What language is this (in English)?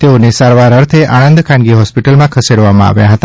Gujarati